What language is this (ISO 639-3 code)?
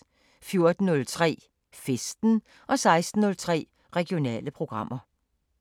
dan